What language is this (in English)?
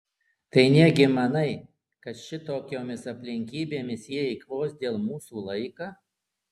Lithuanian